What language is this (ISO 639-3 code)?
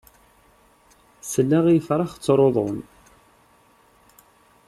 kab